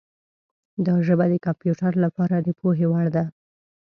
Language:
Pashto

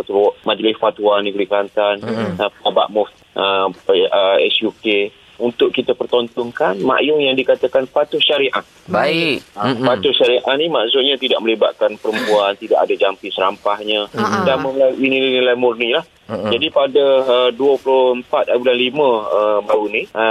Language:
Malay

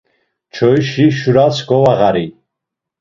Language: Laz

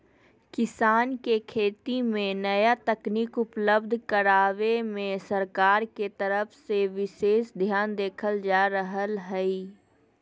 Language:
Magahi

